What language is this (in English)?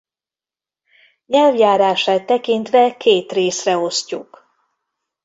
Hungarian